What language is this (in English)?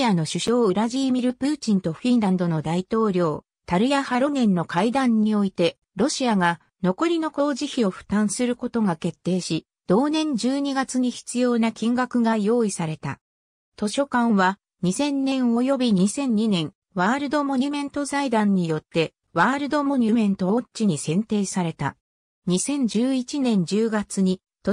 Japanese